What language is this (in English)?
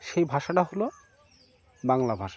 Bangla